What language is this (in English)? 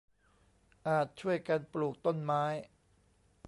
Thai